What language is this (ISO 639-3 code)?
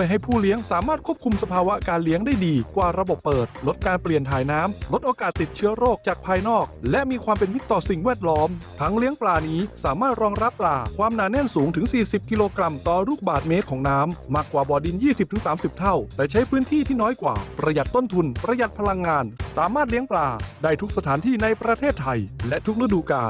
tha